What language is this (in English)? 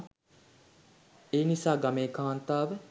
Sinhala